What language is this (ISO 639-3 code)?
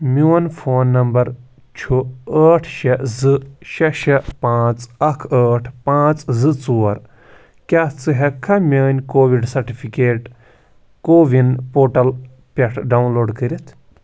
kas